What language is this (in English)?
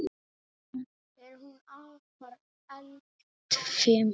Icelandic